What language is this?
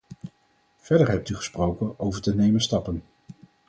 Dutch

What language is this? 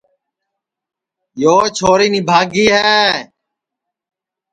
Sansi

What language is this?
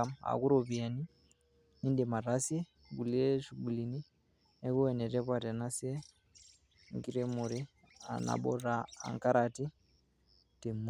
Masai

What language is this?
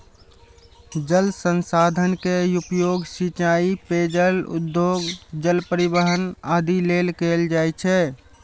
Maithili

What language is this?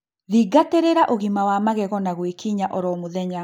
Kikuyu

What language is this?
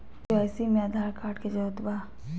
Magahi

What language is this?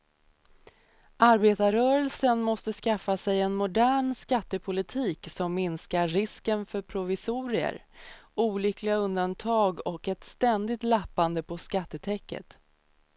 Swedish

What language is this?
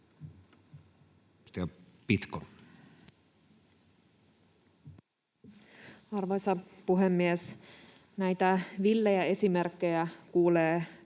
Finnish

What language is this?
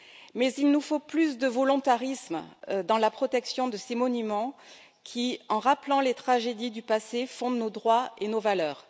French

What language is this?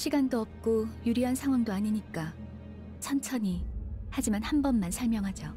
Korean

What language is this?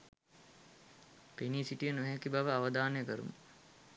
Sinhala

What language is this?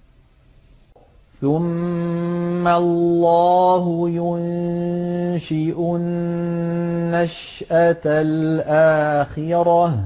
Arabic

